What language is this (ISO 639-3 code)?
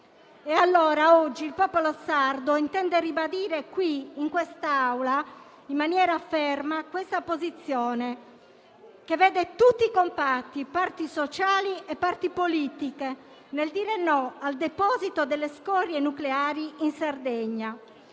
ita